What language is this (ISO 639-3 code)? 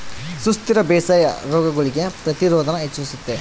kan